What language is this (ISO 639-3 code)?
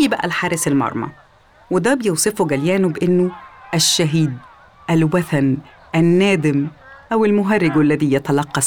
ara